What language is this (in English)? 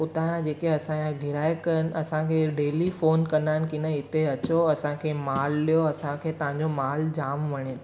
Sindhi